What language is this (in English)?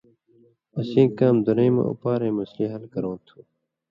Indus Kohistani